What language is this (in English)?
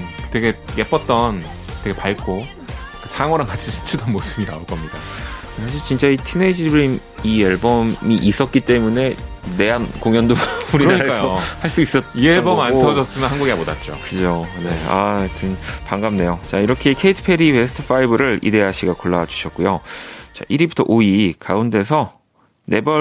Korean